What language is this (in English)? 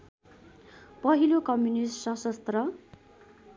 Nepali